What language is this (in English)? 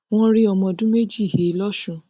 Yoruba